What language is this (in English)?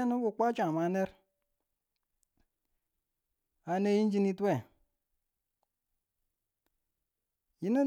Tula